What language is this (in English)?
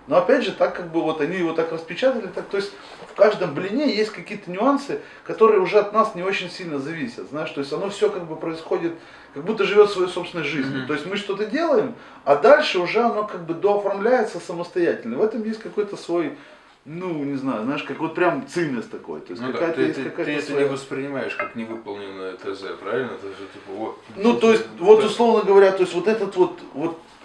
Russian